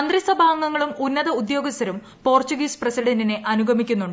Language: Malayalam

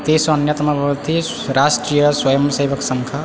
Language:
Sanskrit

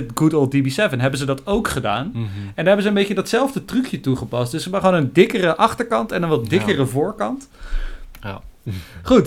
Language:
Dutch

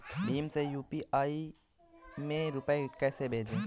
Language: Hindi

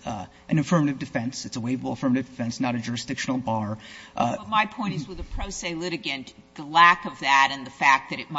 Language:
English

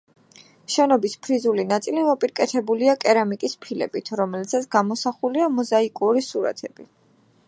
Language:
Georgian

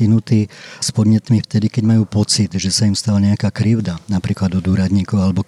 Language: Slovak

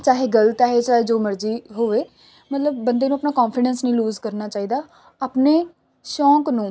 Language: Punjabi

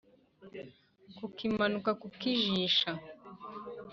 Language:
Kinyarwanda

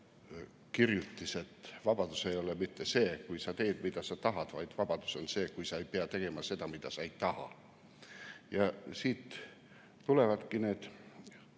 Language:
Estonian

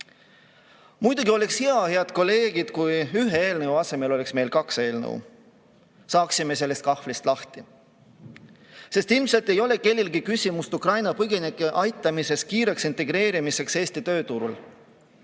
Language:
Estonian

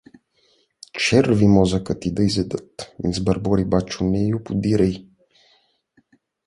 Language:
Bulgarian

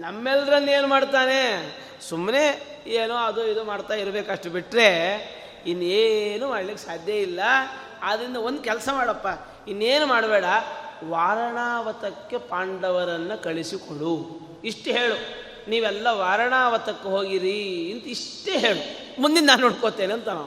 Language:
Kannada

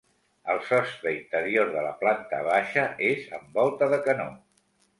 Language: Catalan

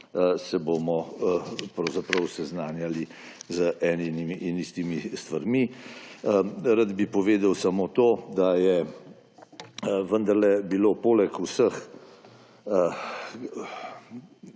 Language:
Slovenian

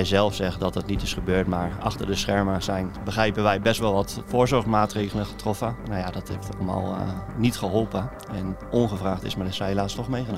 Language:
Dutch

